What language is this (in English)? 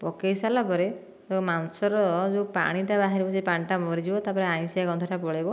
Odia